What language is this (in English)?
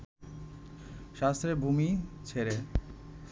Bangla